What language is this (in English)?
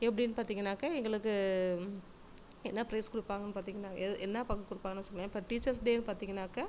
Tamil